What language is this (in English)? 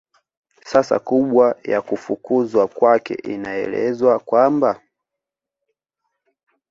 Swahili